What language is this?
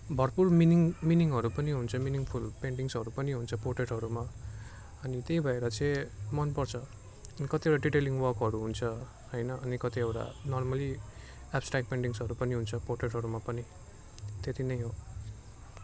Nepali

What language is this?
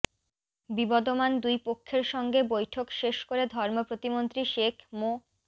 Bangla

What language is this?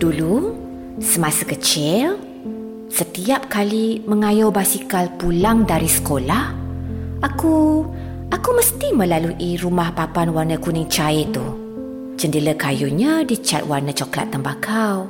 Malay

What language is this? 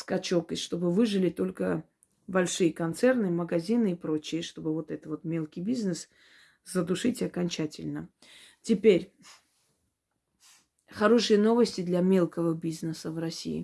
Russian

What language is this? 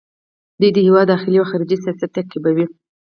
Pashto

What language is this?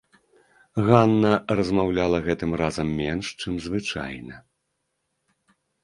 Belarusian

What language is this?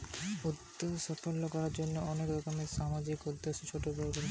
Bangla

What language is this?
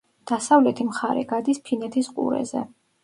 Georgian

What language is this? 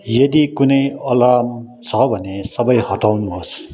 Nepali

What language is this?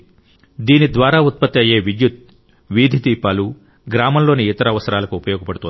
Telugu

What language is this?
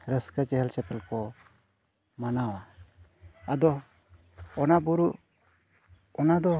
Santali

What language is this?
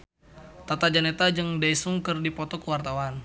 Sundanese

